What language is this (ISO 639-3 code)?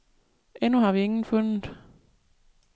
dan